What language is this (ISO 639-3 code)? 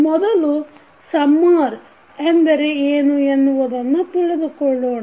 kan